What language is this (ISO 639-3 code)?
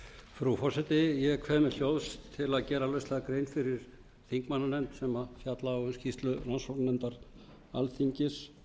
isl